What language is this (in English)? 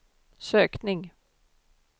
Swedish